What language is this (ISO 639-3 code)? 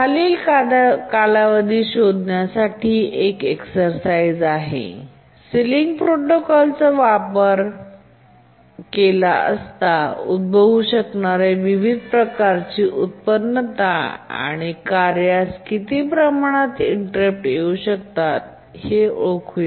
mar